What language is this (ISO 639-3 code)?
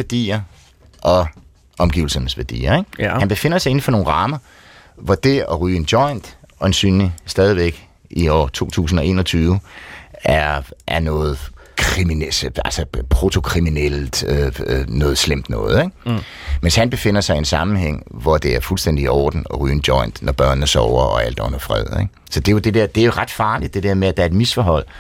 dan